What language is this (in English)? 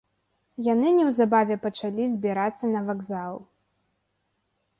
Belarusian